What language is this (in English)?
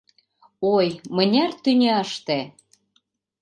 Mari